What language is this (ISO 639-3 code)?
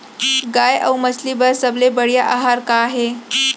hne